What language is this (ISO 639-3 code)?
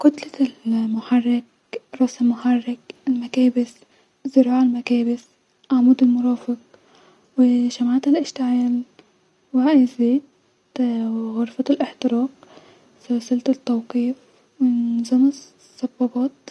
arz